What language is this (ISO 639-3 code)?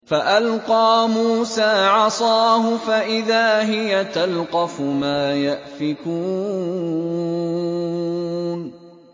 ara